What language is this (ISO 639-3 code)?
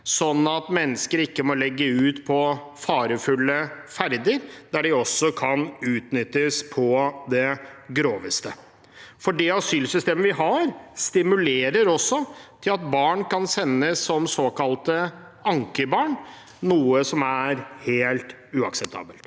nor